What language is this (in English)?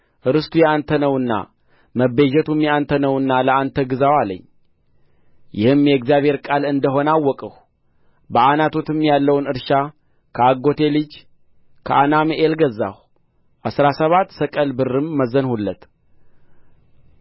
Amharic